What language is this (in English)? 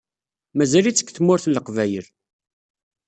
Kabyle